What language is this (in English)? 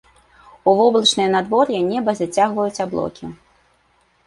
Belarusian